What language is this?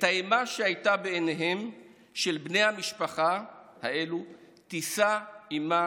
Hebrew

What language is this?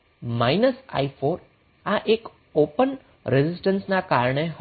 Gujarati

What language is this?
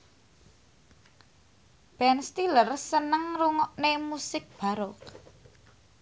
Javanese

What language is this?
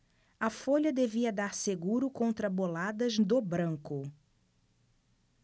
Portuguese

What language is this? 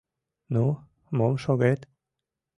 Mari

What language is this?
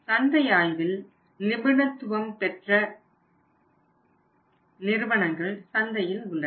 Tamil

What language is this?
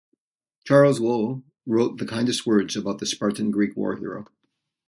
English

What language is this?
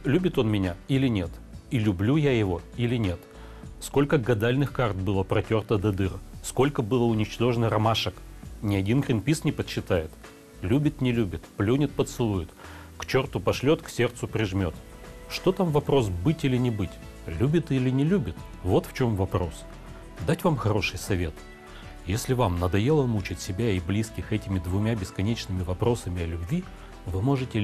Russian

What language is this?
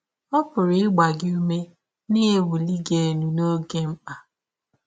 Igbo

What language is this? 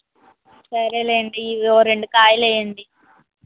Telugu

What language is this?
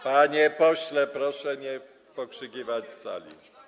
Polish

